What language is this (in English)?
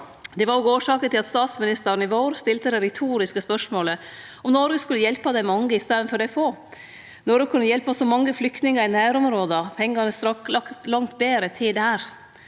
Norwegian